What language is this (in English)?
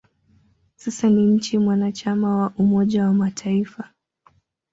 Swahili